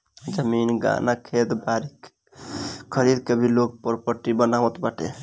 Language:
Bhojpuri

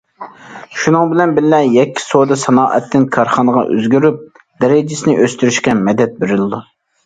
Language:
Uyghur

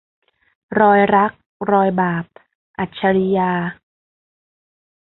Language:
Thai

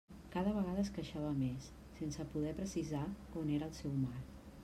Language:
Catalan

